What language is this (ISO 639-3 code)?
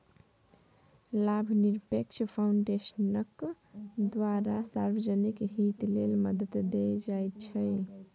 mai